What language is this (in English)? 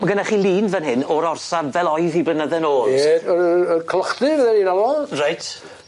Welsh